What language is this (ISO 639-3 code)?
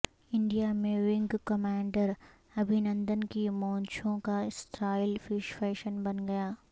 urd